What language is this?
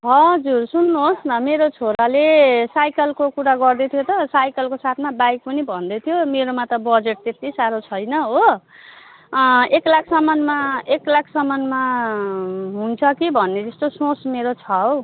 Nepali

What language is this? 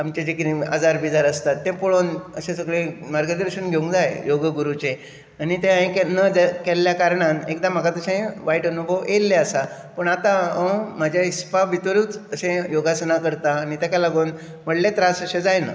Konkani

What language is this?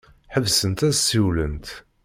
Kabyle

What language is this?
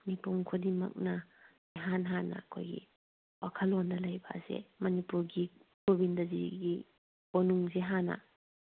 Manipuri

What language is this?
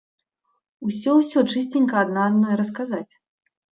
Belarusian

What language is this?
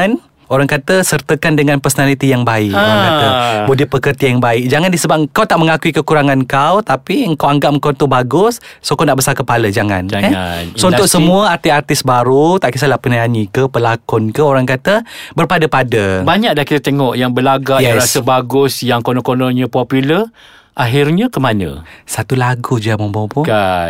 Malay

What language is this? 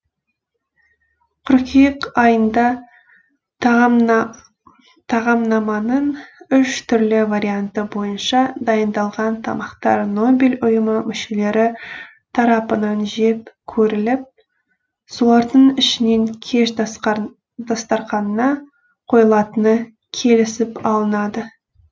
Kazakh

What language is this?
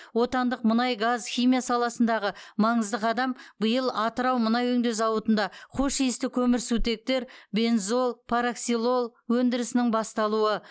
Kazakh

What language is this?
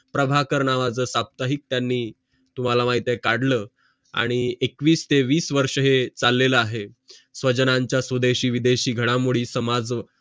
Marathi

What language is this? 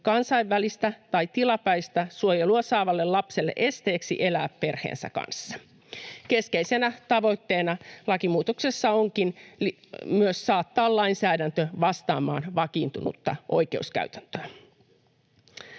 Finnish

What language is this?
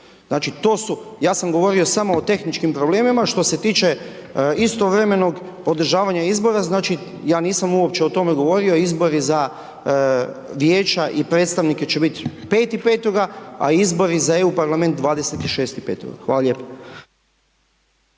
Croatian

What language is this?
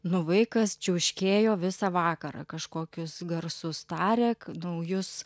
Lithuanian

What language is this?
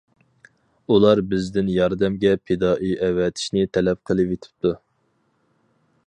Uyghur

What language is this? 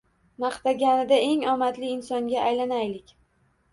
Uzbek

